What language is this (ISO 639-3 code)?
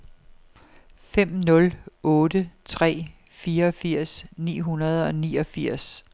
dan